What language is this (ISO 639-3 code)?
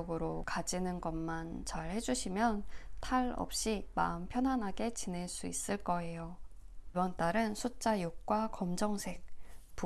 kor